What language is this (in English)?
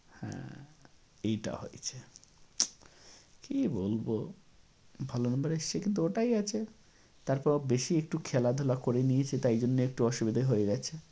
Bangla